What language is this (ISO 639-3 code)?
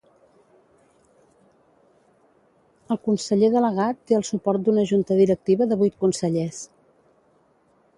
cat